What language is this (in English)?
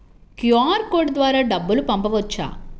Telugu